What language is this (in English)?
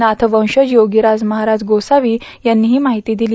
Marathi